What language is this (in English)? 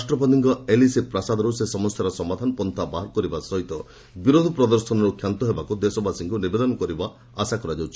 Odia